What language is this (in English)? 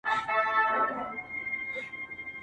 Pashto